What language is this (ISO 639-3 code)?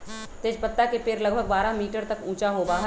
mag